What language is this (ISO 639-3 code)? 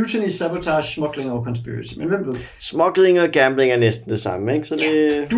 dan